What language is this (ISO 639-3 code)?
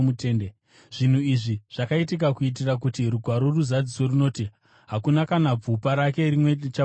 sna